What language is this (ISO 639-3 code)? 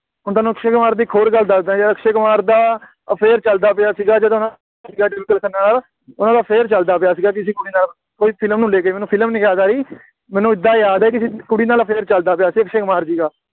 pan